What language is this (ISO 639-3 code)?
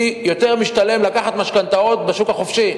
heb